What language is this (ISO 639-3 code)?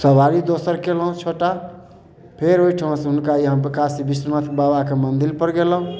mai